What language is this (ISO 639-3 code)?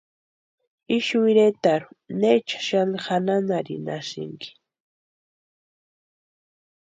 pua